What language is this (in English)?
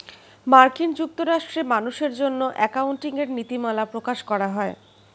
Bangla